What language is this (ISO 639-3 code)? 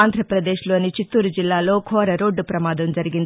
tel